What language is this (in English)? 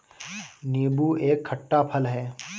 Hindi